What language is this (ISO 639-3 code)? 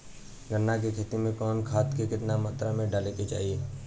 bho